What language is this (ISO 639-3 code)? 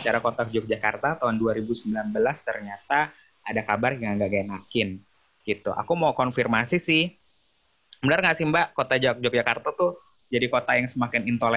ind